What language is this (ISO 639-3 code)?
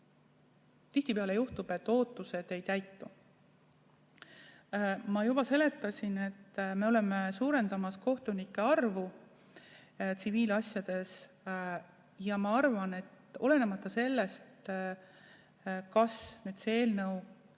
est